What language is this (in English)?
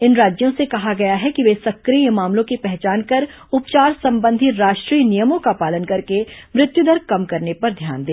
Hindi